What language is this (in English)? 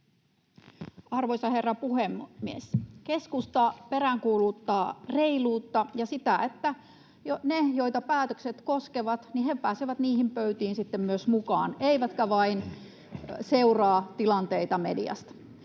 Finnish